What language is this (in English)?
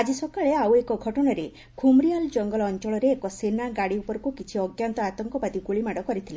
Odia